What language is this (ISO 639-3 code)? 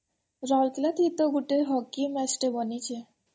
ori